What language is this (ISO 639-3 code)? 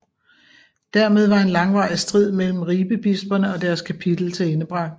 dan